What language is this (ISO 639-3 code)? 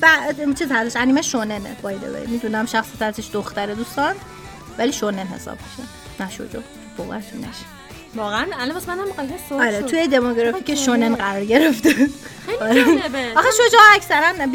fas